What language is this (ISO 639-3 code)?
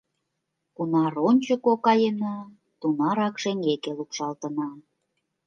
chm